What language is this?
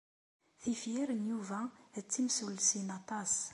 Kabyle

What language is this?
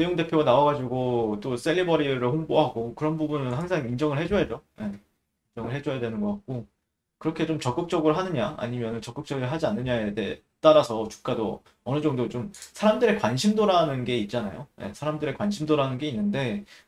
Korean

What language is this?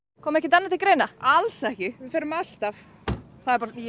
Icelandic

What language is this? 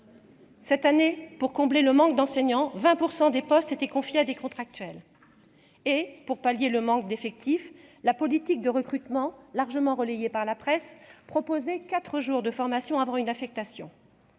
French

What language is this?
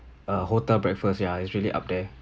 English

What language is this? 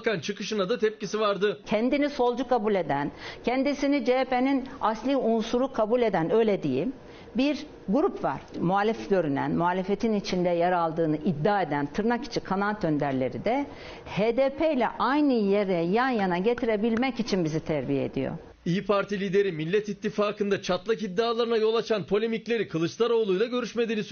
Turkish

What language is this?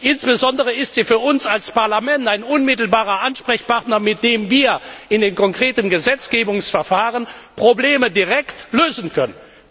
German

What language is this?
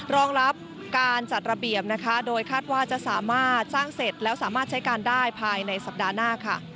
Thai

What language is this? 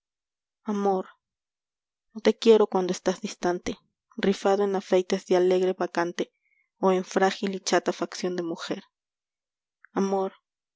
Spanish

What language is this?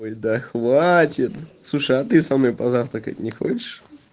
Russian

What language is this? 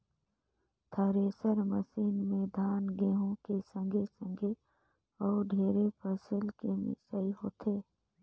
Chhattisgarhi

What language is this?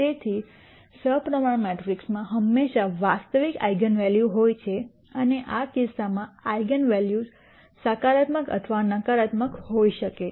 Gujarati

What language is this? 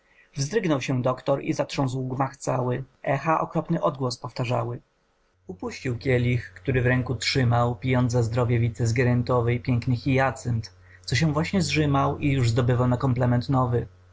Polish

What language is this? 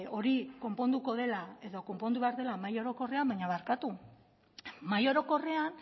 Basque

